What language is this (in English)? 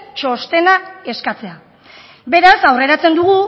Basque